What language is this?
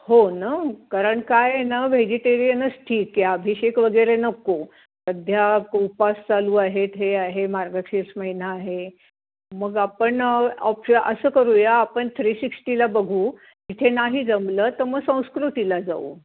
Marathi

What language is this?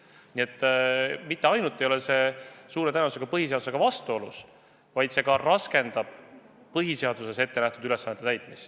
Estonian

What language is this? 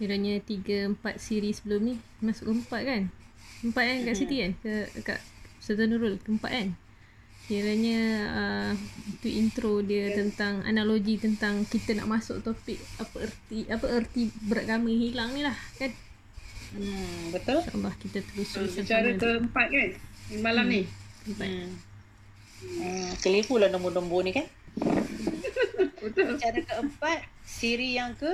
Malay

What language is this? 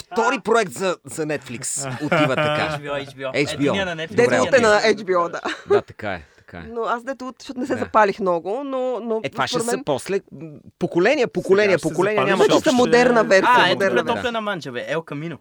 Bulgarian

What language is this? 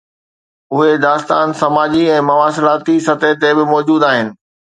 Sindhi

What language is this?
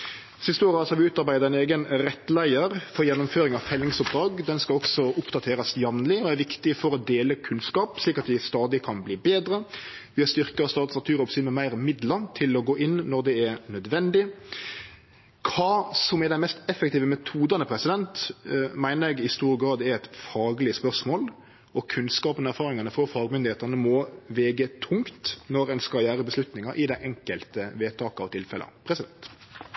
Norwegian Nynorsk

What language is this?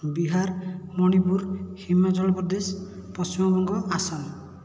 Odia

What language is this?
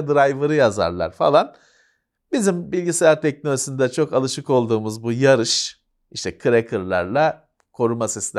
Turkish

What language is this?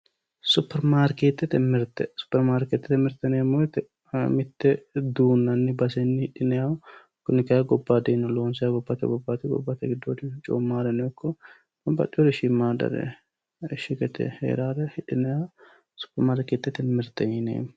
Sidamo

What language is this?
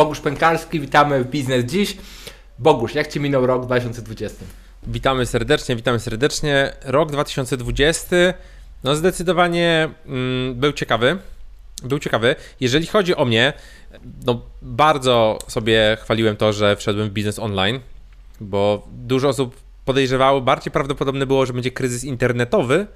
Polish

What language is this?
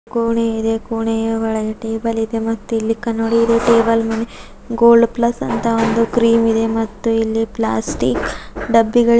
Kannada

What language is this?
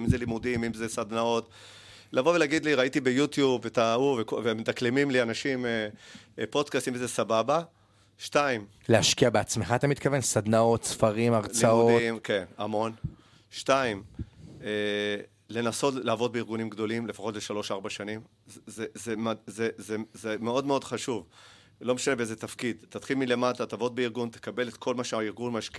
Hebrew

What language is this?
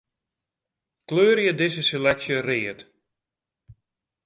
Western Frisian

